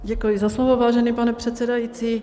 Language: Czech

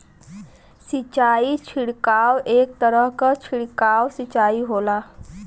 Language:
Bhojpuri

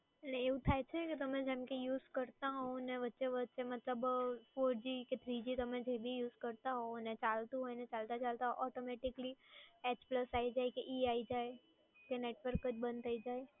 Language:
Gujarati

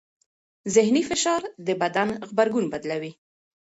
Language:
Pashto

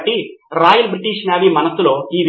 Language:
Telugu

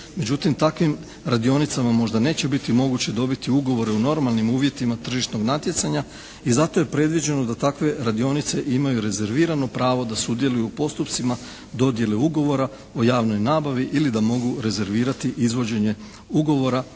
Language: Croatian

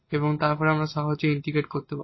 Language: Bangla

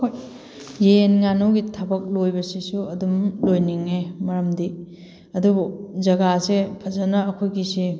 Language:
Manipuri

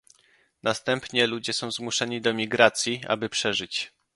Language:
Polish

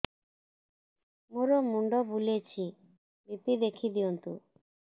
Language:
Odia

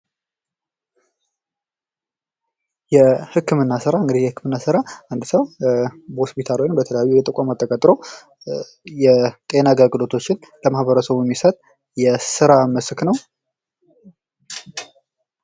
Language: Amharic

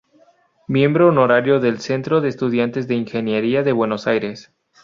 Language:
Spanish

